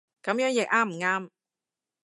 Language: Cantonese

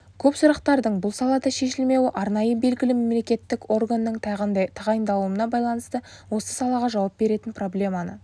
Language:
Kazakh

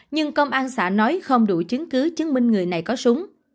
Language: Vietnamese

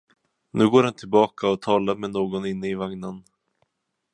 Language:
Swedish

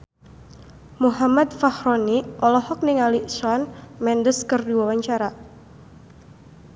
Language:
Sundanese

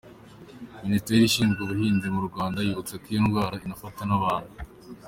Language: Kinyarwanda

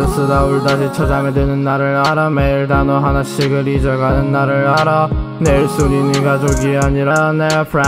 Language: Turkish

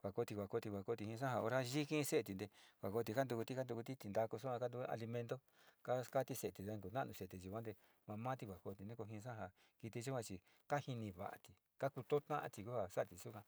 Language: Sinicahua Mixtec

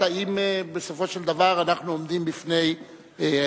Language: Hebrew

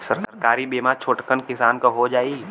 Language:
Bhojpuri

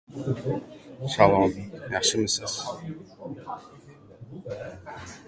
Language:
Uzbek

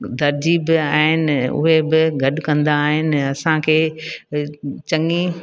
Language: Sindhi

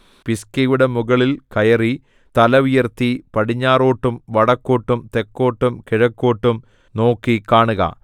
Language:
Malayalam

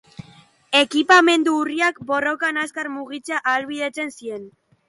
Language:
Basque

